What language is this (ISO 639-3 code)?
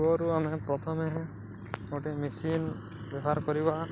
ori